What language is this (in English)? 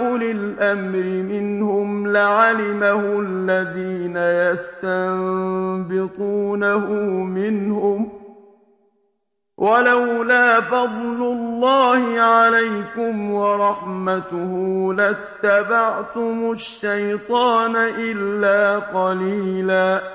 Arabic